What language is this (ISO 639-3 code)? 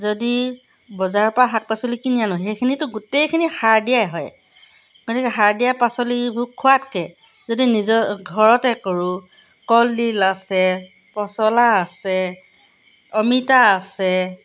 asm